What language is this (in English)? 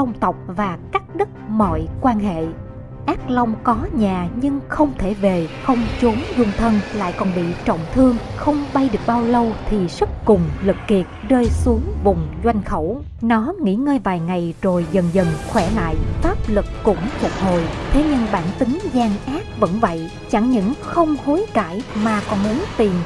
Vietnamese